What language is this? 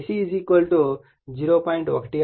Telugu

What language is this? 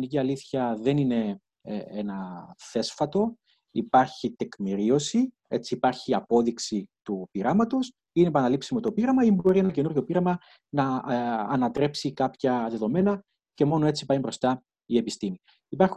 Greek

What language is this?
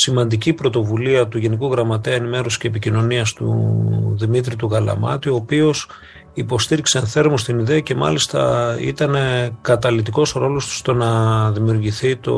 Greek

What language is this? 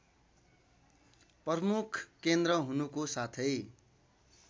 Nepali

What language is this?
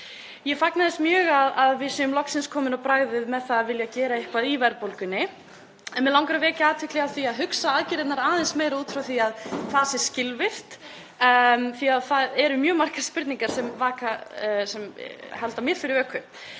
Icelandic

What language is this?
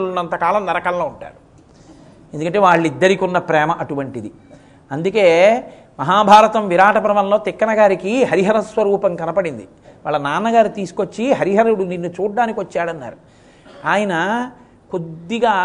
Telugu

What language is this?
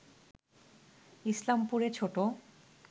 Bangla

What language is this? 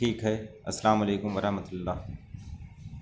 Urdu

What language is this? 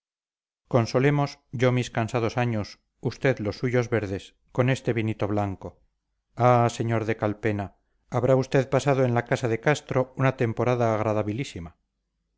Spanish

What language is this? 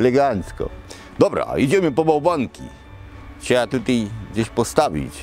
Polish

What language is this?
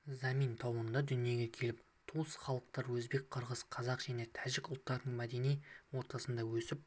Kazakh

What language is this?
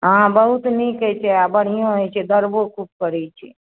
Maithili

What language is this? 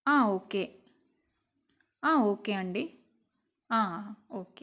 Telugu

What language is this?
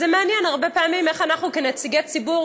Hebrew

